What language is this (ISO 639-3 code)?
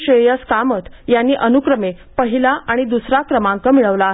mar